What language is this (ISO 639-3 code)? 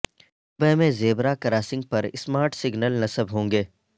urd